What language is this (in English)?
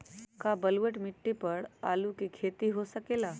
Magahi